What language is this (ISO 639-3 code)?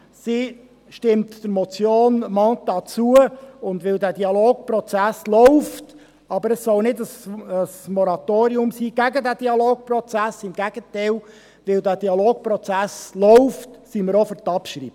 gsw